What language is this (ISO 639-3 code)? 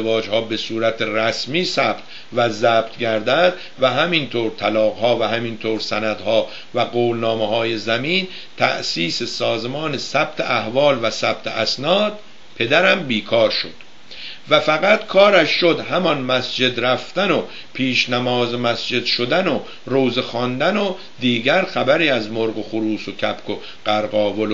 fas